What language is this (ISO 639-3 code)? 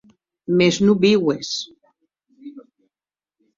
oci